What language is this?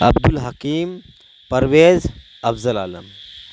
Urdu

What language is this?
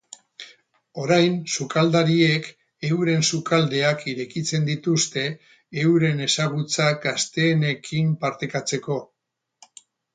Basque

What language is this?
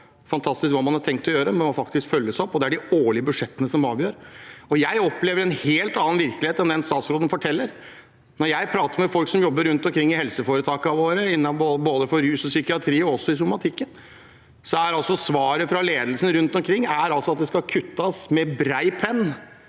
Norwegian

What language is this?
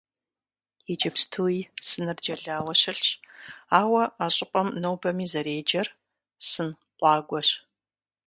Kabardian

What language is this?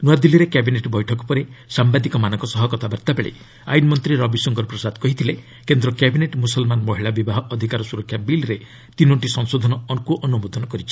Odia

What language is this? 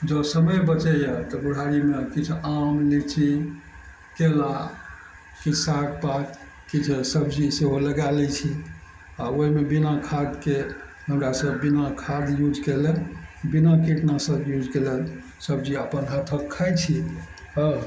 Maithili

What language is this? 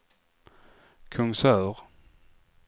Swedish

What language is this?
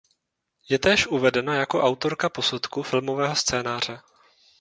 Czech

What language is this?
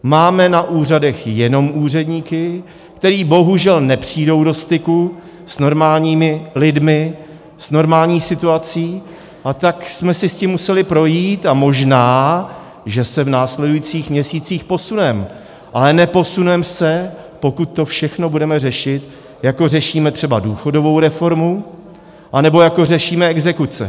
Czech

